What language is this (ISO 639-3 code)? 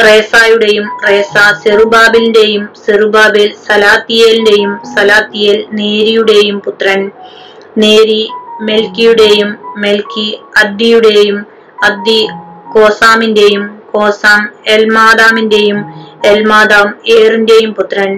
mal